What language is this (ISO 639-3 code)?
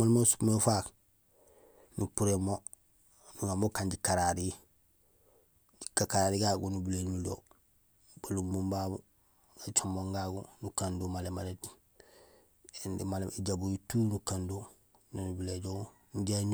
gsl